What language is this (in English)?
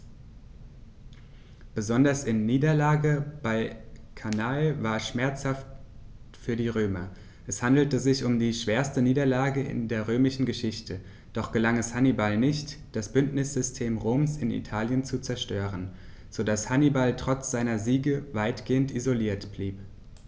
German